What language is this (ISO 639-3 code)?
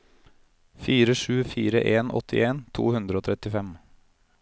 nor